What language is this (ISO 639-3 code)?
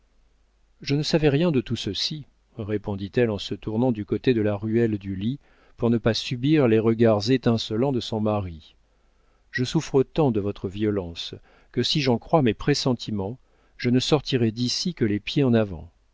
fra